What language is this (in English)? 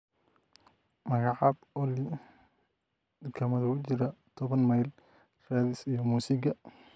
Somali